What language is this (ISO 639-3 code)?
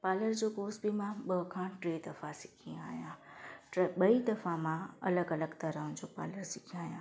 snd